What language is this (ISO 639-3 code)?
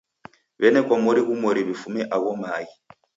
dav